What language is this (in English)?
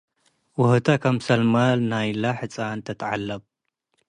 Tigre